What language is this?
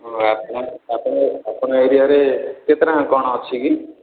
Odia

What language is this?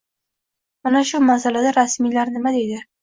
Uzbek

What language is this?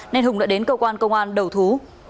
Vietnamese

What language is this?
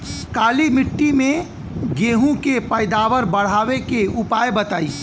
Bhojpuri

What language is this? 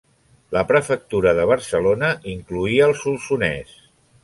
Catalan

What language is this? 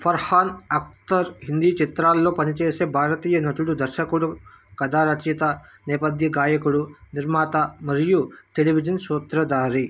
Telugu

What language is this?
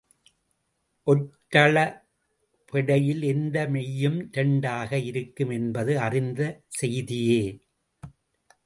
Tamil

